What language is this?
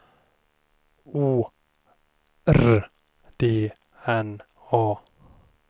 Swedish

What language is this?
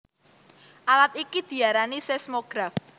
Javanese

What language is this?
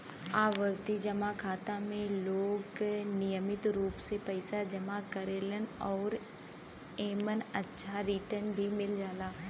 Bhojpuri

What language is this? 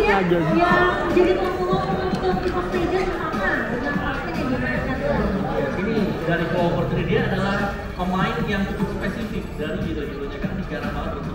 Indonesian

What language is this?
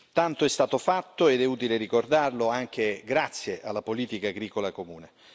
Italian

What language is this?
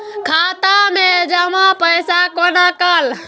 Maithili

